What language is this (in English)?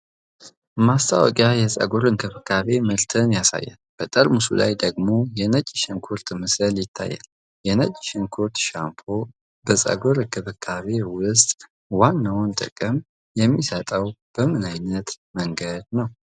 Amharic